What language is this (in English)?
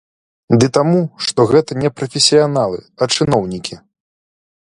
Belarusian